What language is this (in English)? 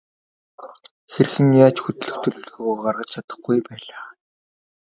Mongolian